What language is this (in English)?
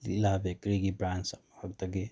Manipuri